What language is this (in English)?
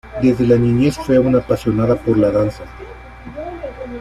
Spanish